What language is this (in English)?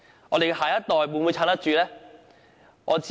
Cantonese